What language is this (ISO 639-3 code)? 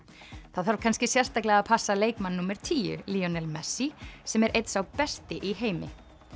isl